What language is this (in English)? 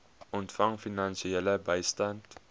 Afrikaans